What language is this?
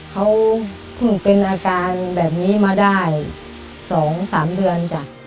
Thai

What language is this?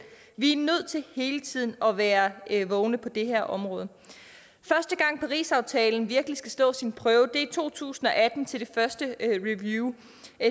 Danish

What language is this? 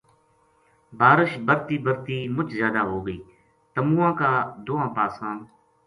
Gujari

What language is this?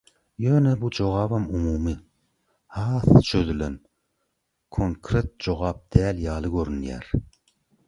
Turkmen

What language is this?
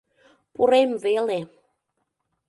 Mari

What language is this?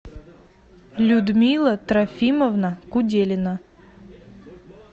Russian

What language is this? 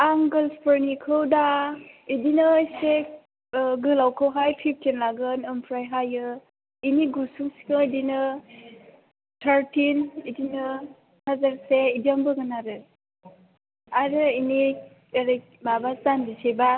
Bodo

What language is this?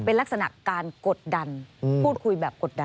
Thai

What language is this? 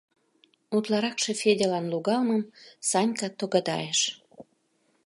Mari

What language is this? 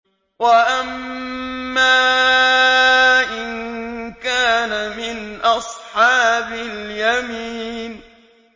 Arabic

